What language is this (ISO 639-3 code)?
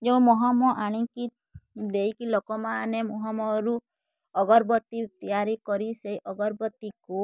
ori